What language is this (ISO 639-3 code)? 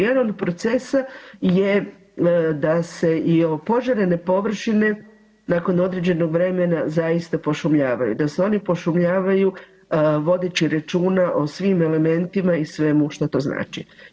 hrv